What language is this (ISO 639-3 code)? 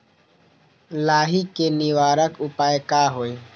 mag